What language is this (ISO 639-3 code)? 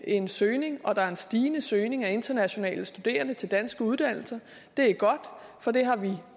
dan